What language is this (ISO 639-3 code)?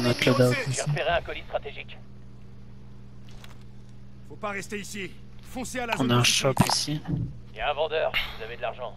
fra